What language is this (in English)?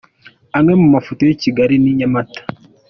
Kinyarwanda